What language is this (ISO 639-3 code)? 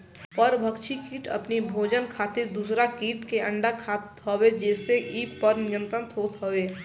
bho